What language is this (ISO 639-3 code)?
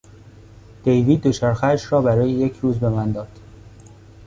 fas